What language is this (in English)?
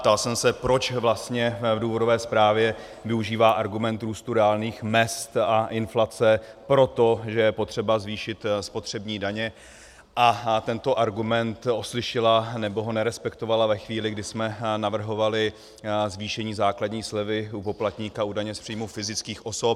Czech